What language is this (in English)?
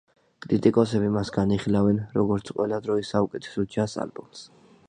Georgian